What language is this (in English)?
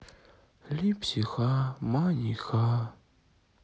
Russian